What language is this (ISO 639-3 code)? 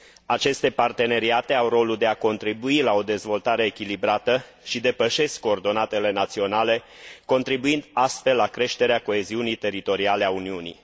ron